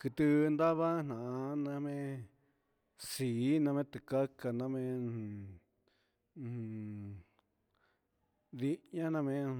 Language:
Huitepec Mixtec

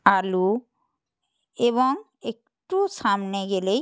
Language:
Bangla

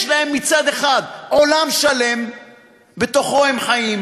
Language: Hebrew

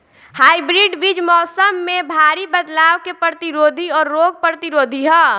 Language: Bhojpuri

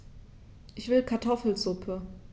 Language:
German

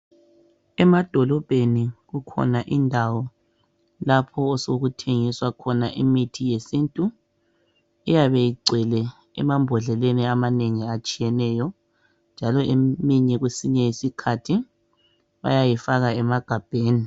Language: North Ndebele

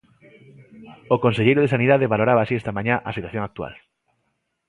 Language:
Galician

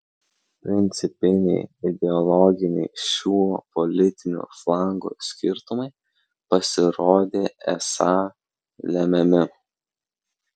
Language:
Lithuanian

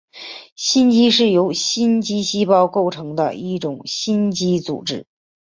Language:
Chinese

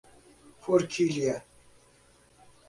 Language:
Portuguese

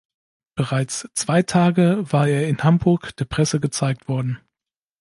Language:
German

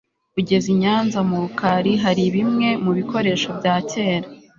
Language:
Kinyarwanda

